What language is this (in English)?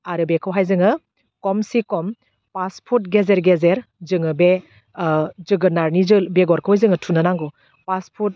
Bodo